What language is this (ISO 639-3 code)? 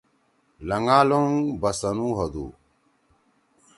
trw